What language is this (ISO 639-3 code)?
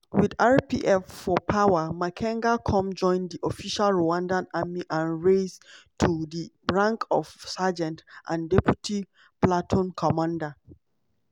pcm